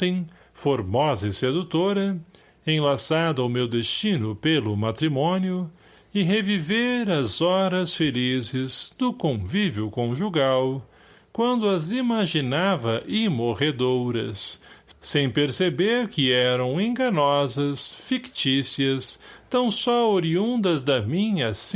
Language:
Portuguese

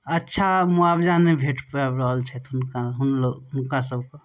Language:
Maithili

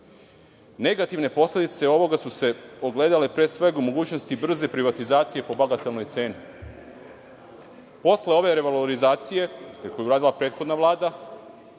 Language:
Serbian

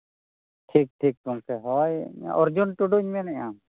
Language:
Santali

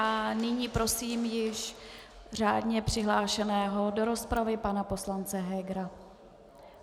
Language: Czech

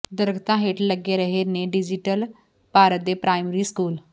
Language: Punjabi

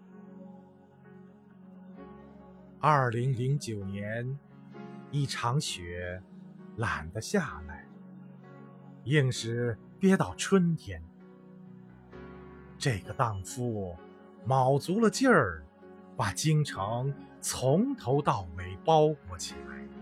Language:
Chinese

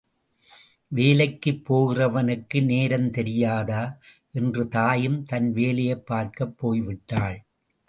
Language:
Tamil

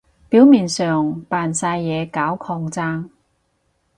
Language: Cantonese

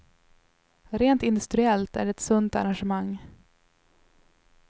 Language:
Swedish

